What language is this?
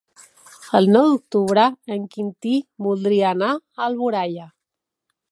Catalan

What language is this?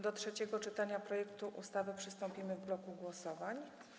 Polish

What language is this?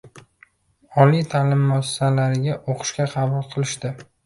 Uzbek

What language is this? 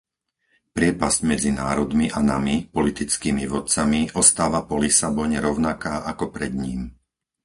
Slovak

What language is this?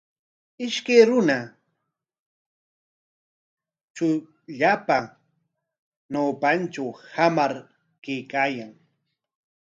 Corongo Ancash Quechua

